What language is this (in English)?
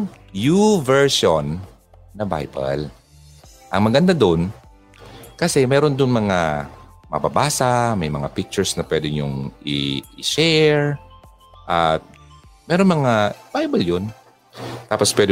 Filipino